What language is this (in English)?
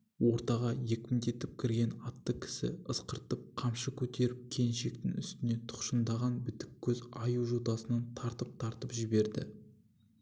Kazakh